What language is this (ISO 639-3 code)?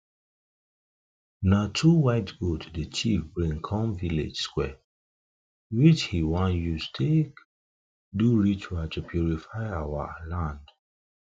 pcm